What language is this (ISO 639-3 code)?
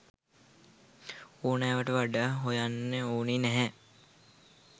sin